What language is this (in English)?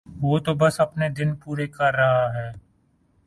Urdu